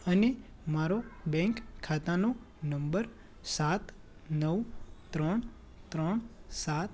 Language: Gujarati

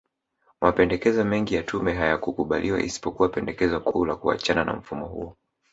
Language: Swahili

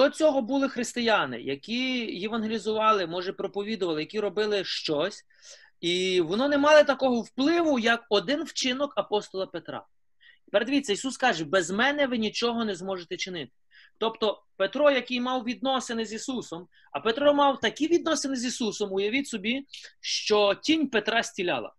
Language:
Ukrainian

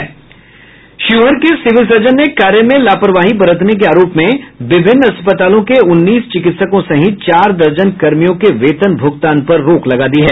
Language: Hindi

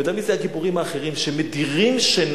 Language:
Hebrew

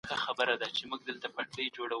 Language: Pashto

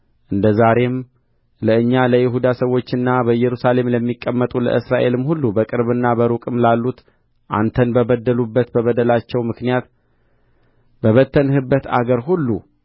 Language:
Amharic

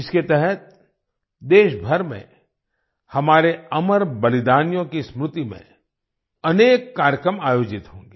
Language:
Hindi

